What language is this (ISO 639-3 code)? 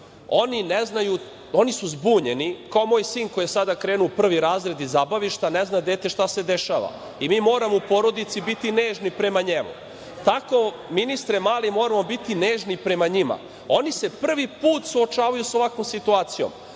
srp